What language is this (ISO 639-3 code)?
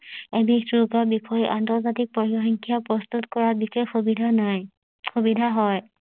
asm